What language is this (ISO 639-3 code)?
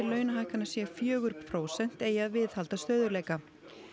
isl